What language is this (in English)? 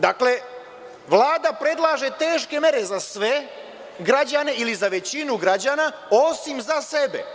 Serbian